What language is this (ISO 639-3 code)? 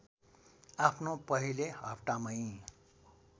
nep